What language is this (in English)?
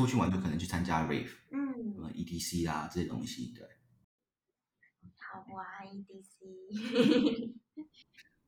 Chinese